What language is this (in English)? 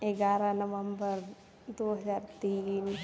Maithili